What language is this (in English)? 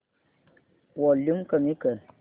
Marathi